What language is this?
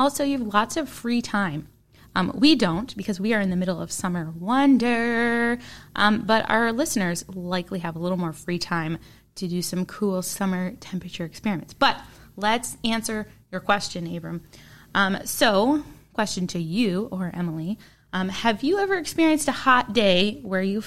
English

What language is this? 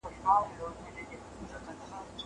Pashto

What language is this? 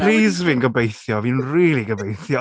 Welsh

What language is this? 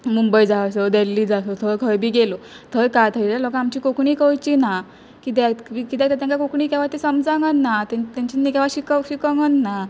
Konkani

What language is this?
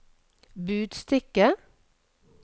Norwegian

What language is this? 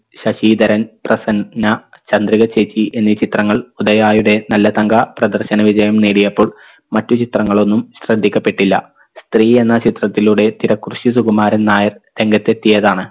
Malayalam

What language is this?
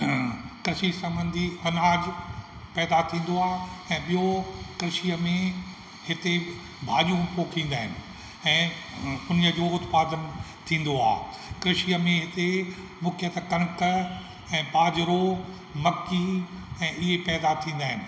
Sindhi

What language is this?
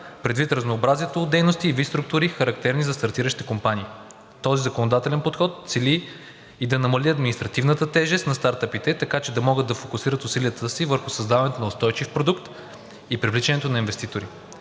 Bulgarian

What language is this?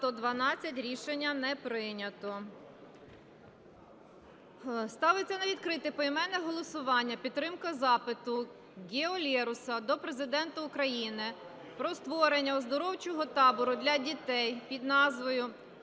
Ukrainian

